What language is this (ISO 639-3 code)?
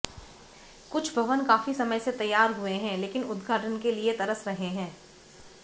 hin